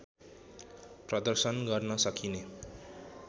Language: Nepali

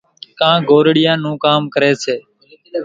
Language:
Kachi Koli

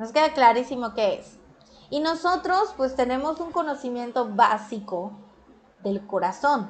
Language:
Spanish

